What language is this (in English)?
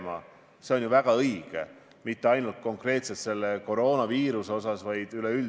Estonian